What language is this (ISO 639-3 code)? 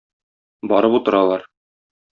tat